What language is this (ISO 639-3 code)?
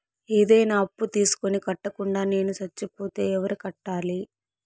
tel